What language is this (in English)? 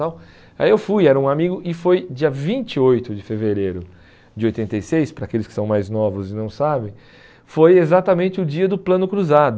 Portuguese